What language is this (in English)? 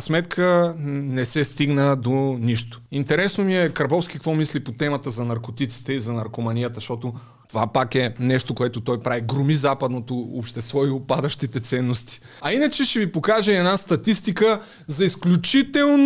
Bulgarian